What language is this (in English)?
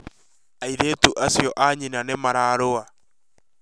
Kikuyu